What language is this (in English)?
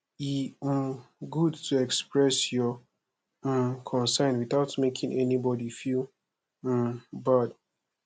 Nigerian Pidgin